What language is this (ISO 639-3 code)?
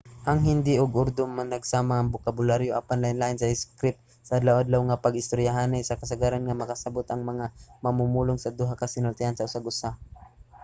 ceb